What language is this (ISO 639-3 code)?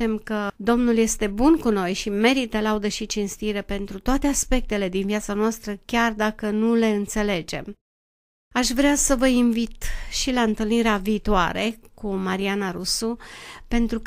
ron